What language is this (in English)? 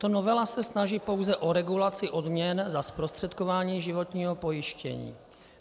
Czech